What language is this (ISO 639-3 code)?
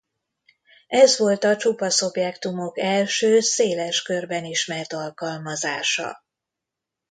hun